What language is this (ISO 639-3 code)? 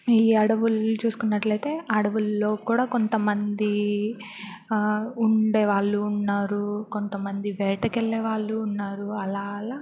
tel